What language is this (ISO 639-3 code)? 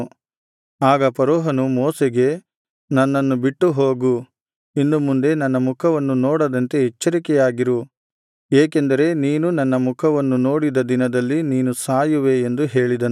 kan